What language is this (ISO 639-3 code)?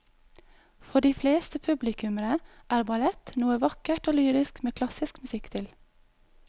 nor